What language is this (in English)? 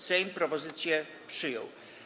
Polish